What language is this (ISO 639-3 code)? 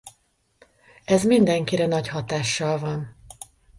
hun